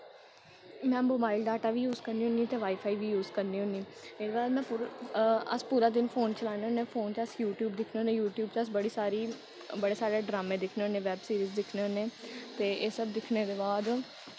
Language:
Dogri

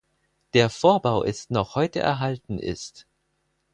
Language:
German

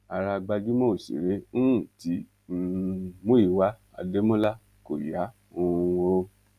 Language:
Yoruba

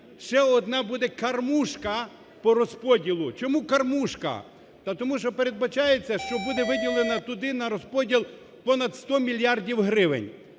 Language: Ukrainian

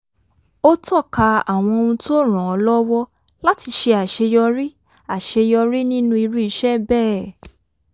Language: Yoruba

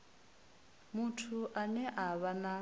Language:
Venda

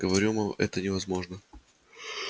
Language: Russian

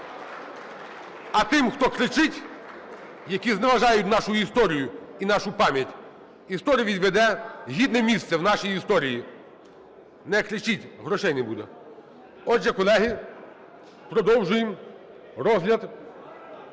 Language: Ukrainian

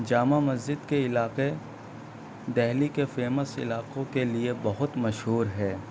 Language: Urdu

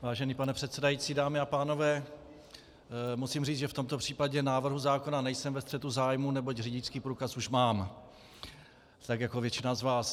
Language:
Czech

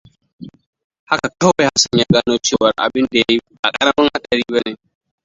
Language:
Hausa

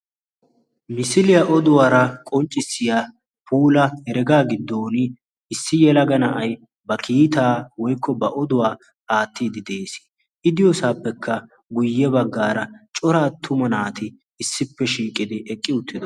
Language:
Wolaytta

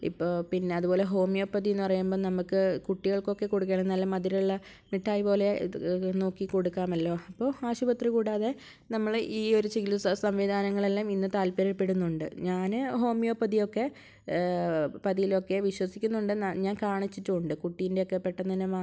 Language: Malayalam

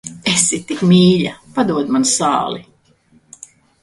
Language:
Latvian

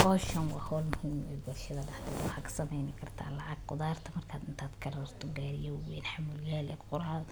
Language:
Somali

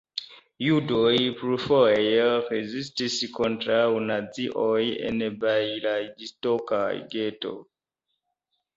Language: Esperanto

